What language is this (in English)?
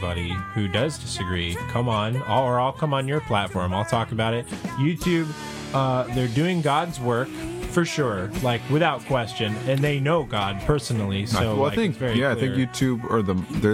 English